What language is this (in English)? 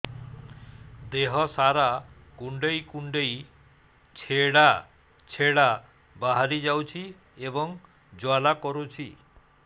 Odia